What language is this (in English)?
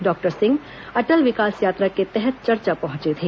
Hindi